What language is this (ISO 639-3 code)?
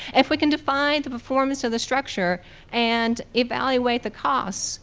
eng